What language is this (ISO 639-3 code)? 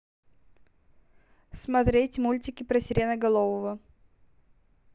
rus